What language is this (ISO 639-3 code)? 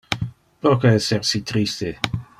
ina